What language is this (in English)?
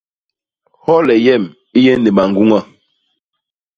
Basaa